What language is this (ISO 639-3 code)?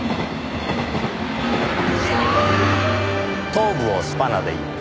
jpn